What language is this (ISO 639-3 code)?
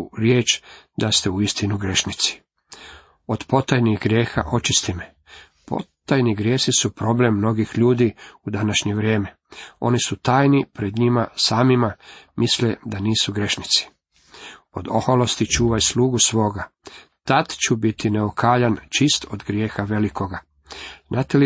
hrv